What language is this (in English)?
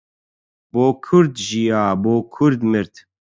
Central Kurdish